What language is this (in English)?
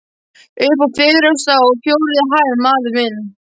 Icelandic